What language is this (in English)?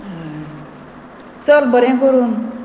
Konkani